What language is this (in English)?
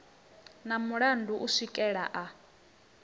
Venda